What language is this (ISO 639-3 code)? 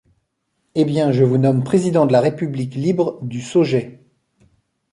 fra